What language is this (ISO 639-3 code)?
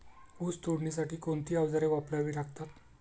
mar